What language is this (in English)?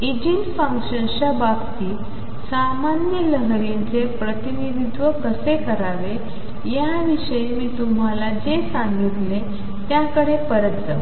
Marathi